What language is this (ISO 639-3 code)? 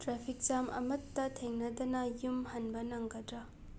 mni